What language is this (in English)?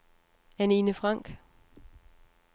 Danish